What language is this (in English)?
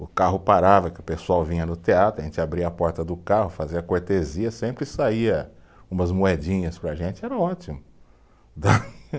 Portuguese